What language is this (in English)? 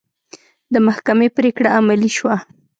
Pashto